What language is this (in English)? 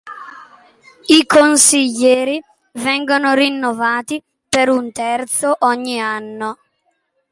Italian